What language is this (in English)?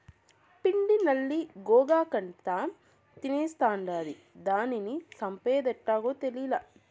Telugu